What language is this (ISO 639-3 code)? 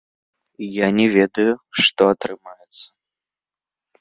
bel